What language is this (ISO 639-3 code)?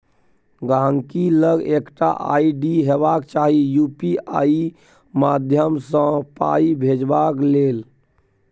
mai